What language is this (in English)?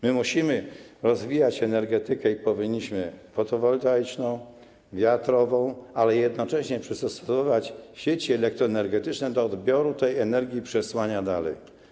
Polish